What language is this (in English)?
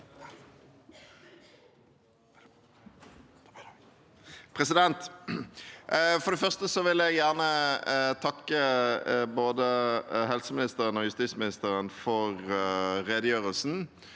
Norwegian